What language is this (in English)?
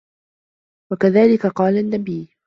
Arabic